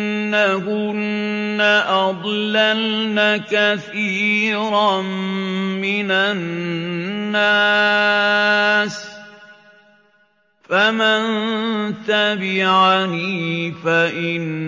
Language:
Arabic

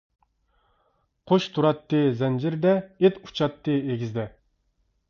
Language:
Uyghur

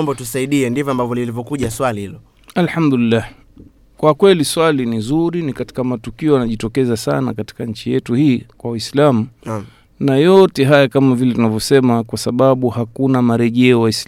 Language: Swahili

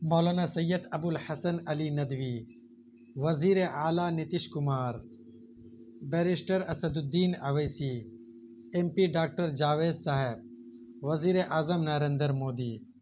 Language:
Urdu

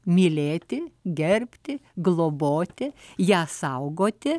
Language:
Lithuanian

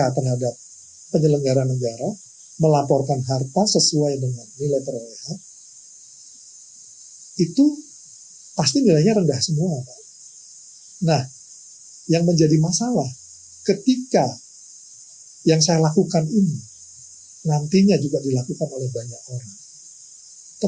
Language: Indonesian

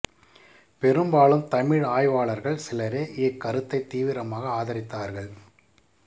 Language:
Tamil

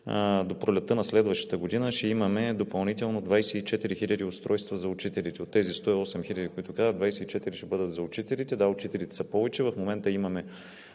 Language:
Bulgarian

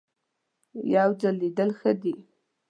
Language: Pashto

